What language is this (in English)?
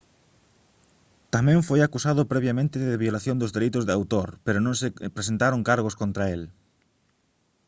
Galician